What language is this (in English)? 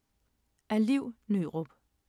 Danish